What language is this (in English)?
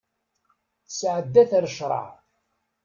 Kabyle